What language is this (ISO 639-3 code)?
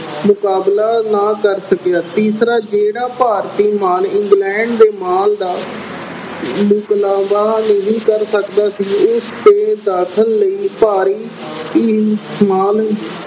pan